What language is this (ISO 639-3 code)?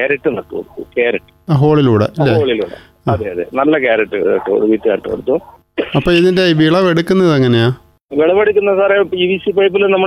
mal